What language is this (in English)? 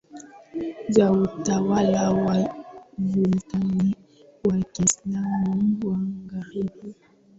Swahili